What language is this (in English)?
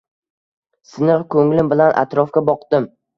Uzbek